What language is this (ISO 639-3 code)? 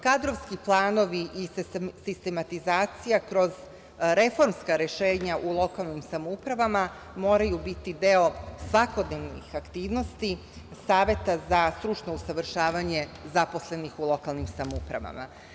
srp